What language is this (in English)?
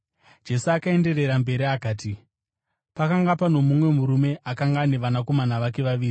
Shona